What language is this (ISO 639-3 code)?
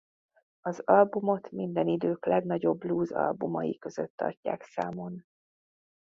hun